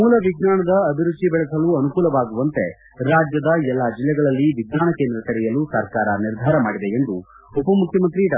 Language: Kannada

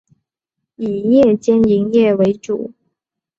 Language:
Chinese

